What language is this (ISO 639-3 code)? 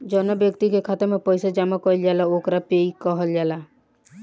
bho